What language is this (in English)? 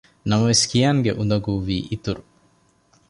Divehi